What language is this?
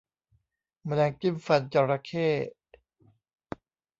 Thai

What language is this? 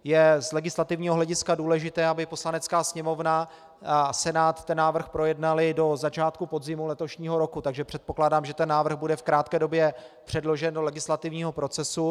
Czech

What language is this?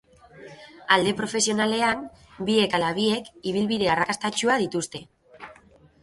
Basque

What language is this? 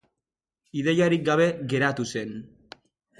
Basque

